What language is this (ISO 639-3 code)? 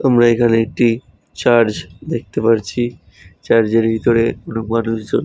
ben